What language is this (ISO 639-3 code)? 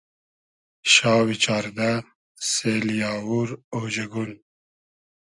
haz